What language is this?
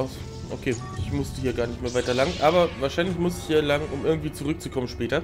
German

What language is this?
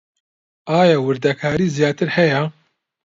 Central Kurdish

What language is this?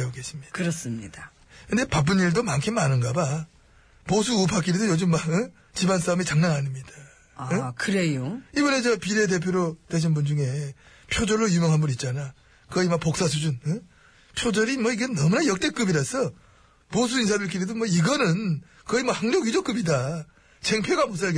Korean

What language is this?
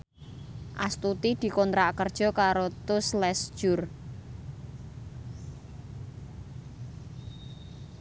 Javanese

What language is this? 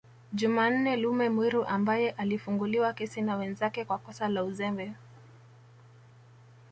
Swahili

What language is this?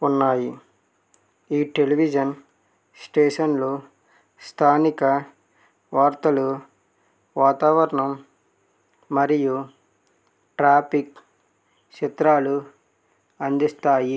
Telugu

